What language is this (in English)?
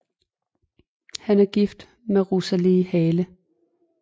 Danish